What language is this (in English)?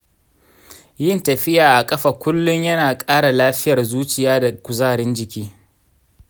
Hausa